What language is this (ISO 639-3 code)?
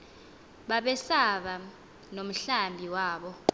xho